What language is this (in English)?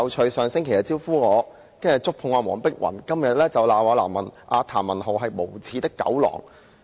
Cantonese